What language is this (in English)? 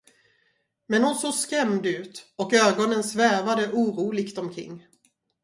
Swedish